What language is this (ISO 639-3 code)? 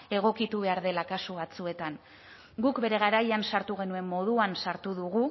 eus